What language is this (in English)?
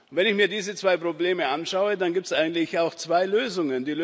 German